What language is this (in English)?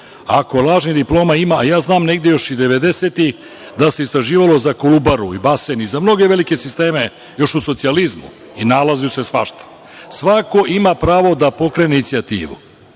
Serbian